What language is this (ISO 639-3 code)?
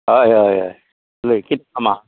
kok